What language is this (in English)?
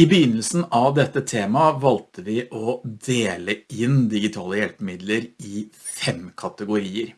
Norwegian